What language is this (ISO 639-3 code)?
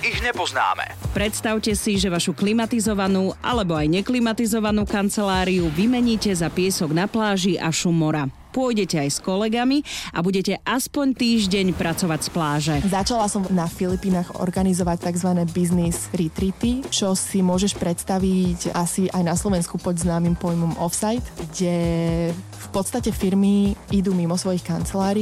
slk